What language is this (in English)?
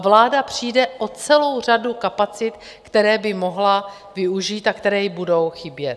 Czech